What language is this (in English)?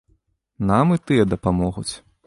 Belarusian